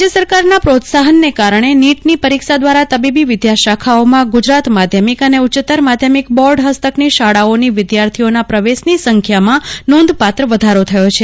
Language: Gujarati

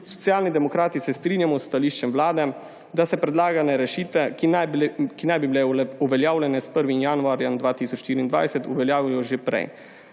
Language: Slovenian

